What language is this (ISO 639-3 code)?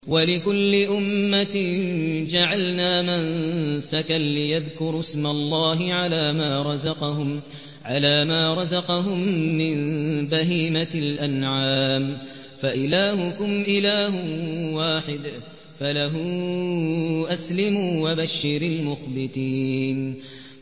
ara